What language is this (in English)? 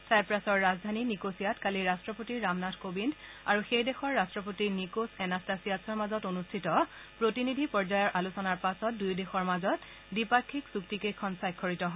Assamese